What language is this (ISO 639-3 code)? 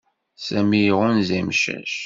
kab